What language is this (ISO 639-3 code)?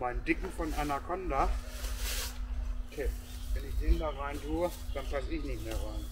deu